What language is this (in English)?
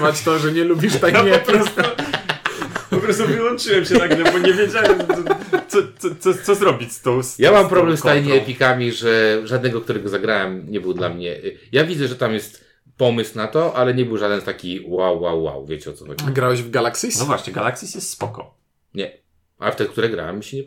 Polish